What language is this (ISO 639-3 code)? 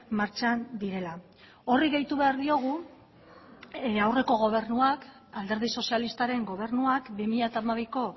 eus